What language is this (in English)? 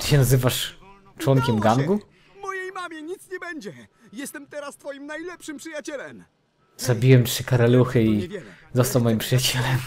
Polish